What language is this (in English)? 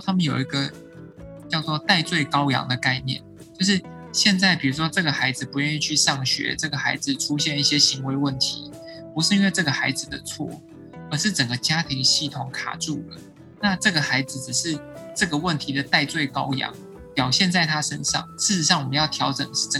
Chinese